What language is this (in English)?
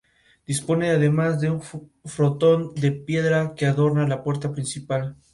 Spanish